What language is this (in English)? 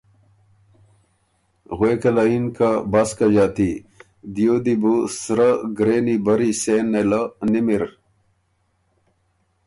Ormuri